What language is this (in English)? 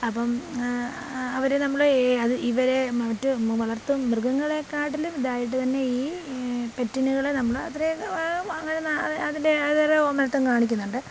Malayalam